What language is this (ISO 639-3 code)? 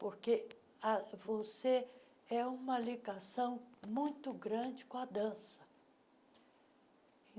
por